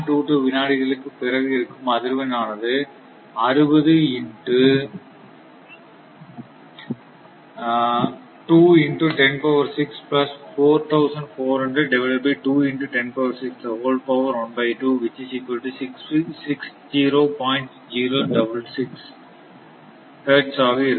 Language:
Tamil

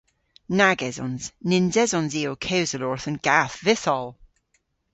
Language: Cornish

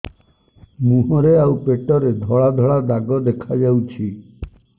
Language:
Odia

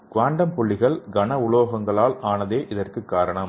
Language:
Tamil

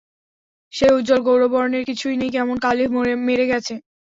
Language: Bangla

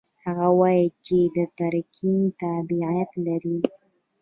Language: Pashto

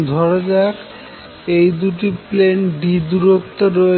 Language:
Bangla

